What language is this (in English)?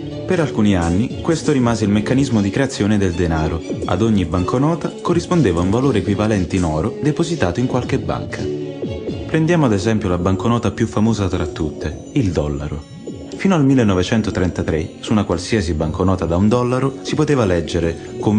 Italian